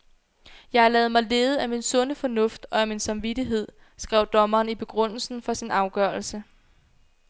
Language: Danish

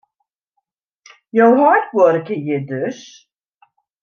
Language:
Western Frisian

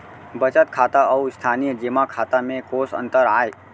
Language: Chhattisgarhi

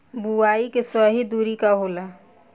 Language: Bhojpuri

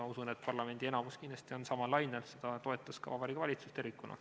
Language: Estonian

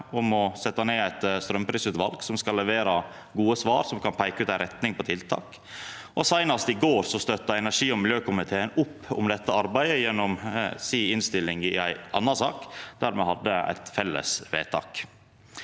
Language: Norwegian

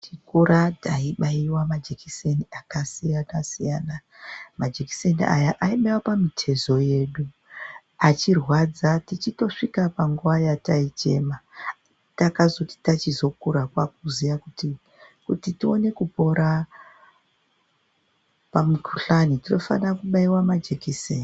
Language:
Ndau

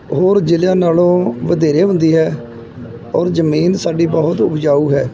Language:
Punjabi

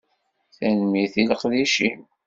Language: Kabyle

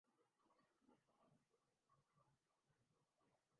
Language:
Urdu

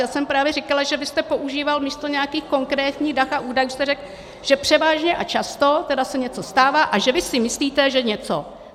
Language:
Czech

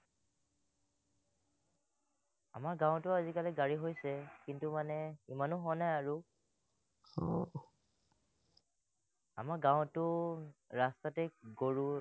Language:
Assamese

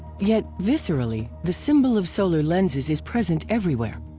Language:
English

